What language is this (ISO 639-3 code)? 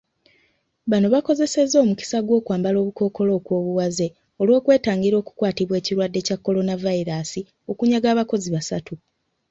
lug